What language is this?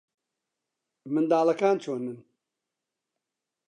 Central Kurdish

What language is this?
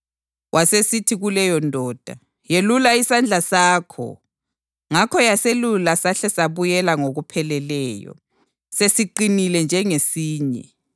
North Ndebele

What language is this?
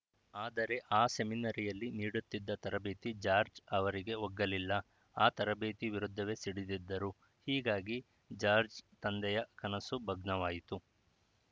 Kannada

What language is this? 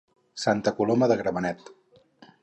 Catalan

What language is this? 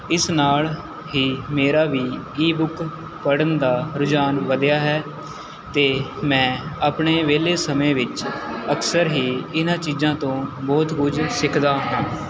Punjabi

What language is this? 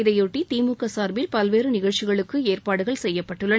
Tamil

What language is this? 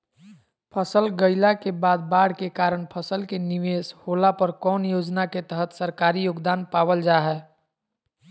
Magahi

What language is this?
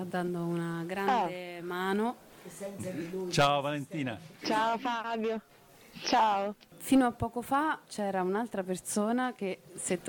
Italian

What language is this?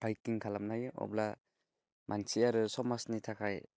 Bodo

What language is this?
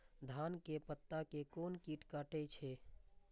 Maithili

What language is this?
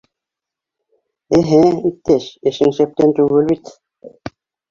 Bashkir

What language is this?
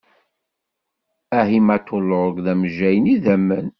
Kabyle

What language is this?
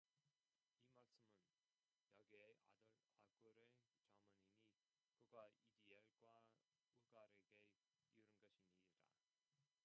Korean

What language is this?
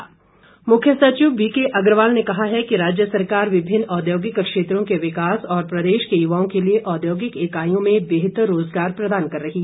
Hindi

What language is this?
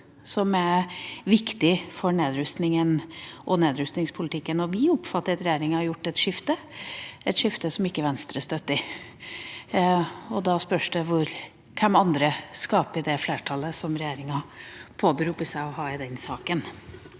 Norwegian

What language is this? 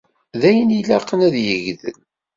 Kabyle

